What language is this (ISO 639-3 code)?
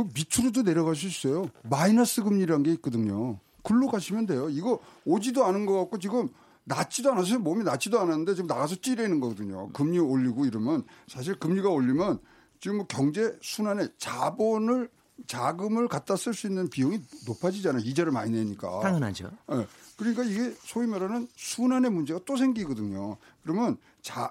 kor